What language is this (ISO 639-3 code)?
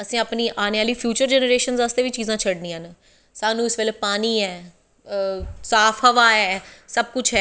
doi